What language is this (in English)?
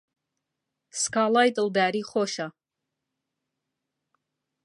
Central Kurdish